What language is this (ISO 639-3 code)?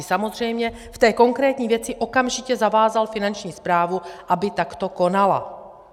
ces